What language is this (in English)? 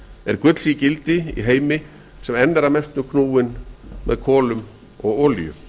Icelandic